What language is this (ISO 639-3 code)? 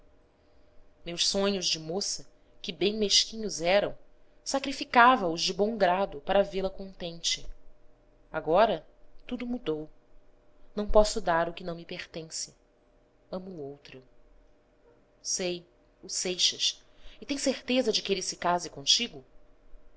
por